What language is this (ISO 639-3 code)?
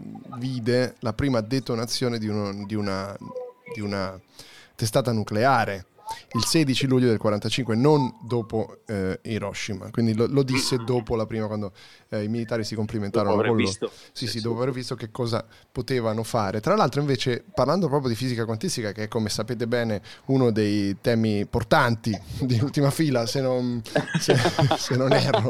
ita